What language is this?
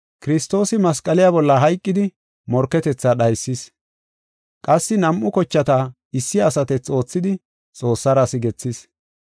Gofa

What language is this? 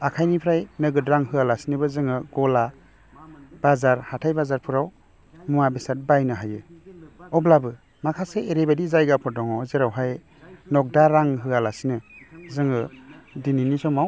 Bodo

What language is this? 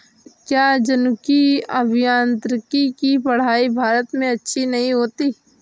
Hindi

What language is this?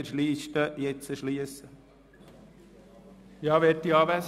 Swiss German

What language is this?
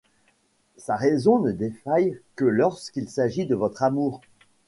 French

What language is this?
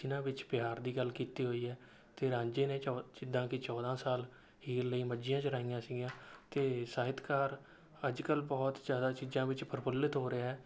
Punjabi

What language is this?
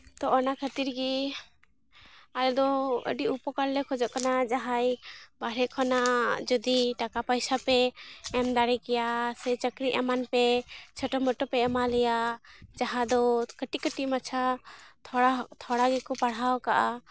Santali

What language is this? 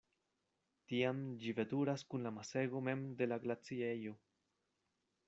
Esperanto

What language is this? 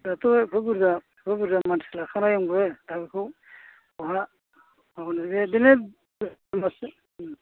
Bodo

